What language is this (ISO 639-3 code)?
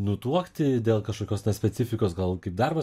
lit